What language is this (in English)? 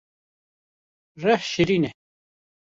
Kurdish